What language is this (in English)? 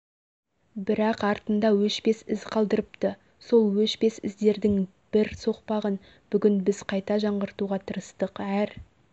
Kazakh